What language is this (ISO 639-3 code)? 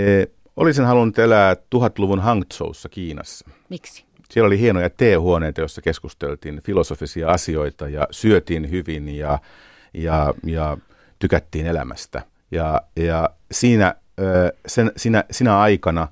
fin